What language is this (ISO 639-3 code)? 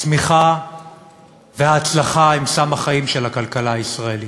heb